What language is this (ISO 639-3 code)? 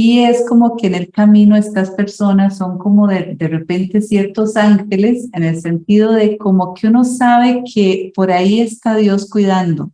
spa